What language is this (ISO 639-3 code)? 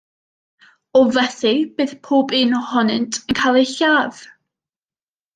cym